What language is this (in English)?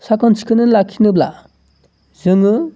Bodo